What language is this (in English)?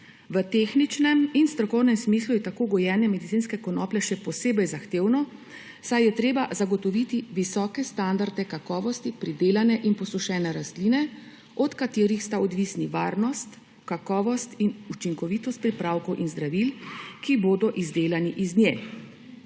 Slovenian